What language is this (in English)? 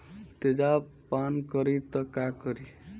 Bhojpuri